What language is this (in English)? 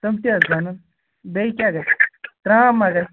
Kashmiri